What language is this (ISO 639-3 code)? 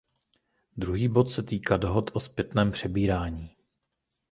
ces